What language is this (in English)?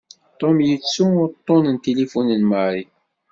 Kabyle